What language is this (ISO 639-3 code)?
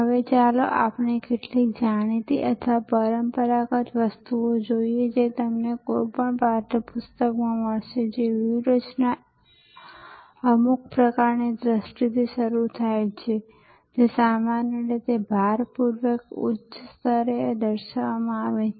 guj